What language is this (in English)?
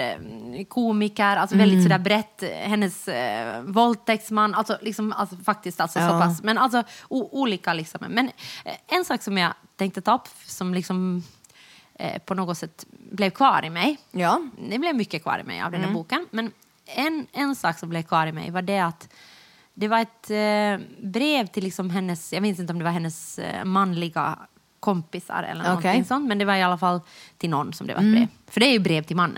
Swedish